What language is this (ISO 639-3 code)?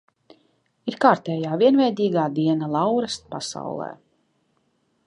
lav